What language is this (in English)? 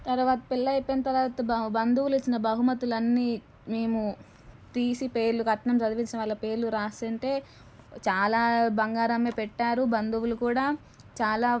Telugu